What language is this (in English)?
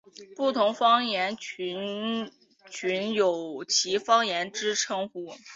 Chinese